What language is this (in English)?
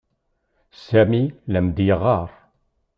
Kabyle